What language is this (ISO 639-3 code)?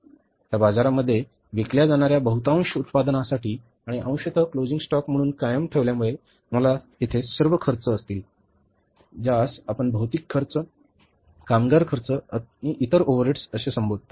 mar